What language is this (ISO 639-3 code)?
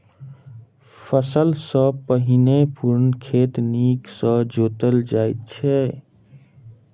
mai